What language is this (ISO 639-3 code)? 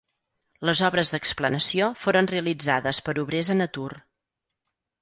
cat